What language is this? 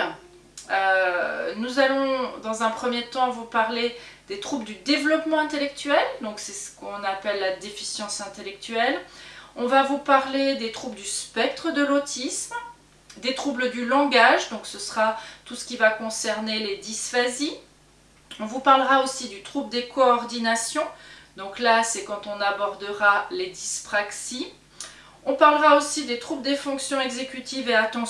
French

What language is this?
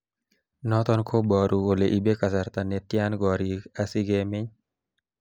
Kalenjin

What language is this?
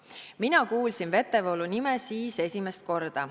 Estonian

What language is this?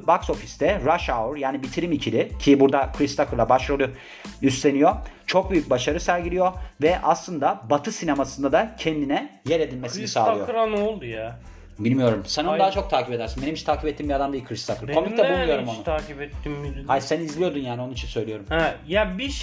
Turkish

